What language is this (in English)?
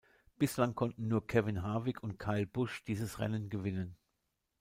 German